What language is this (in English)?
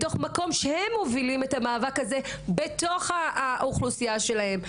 Hebrew